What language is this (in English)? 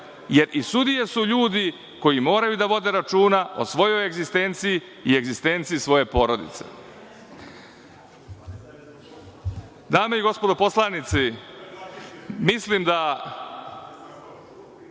Serbian